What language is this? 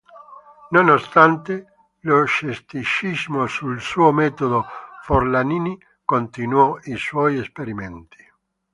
Italian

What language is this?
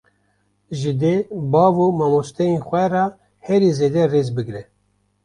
Kurdish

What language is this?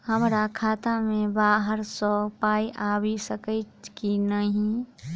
Maithili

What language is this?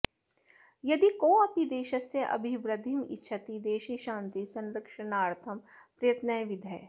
Sanskrit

